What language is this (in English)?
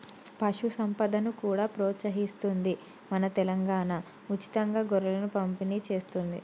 Telugu